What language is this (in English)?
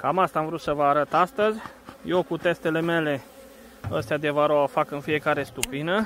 Romanian